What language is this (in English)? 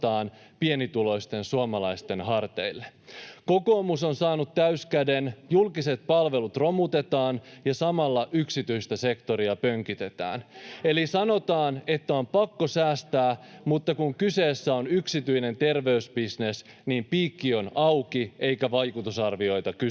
Finnish